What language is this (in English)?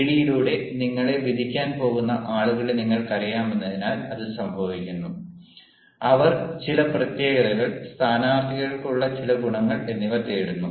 Malayalam